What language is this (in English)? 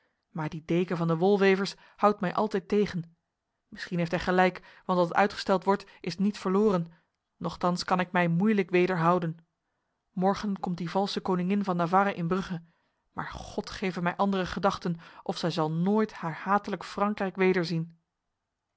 Dutch